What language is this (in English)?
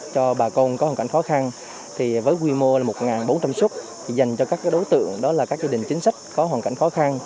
Vietnamese